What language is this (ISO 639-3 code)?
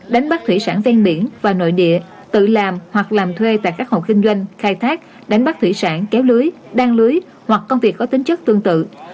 vie